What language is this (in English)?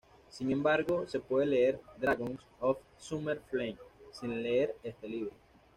Spanish